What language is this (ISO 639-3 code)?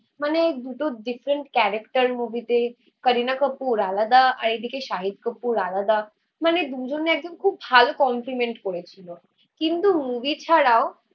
ben